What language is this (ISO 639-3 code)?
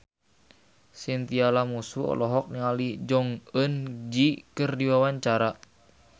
sun